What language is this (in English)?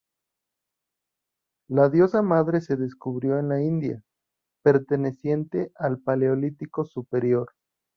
Spanish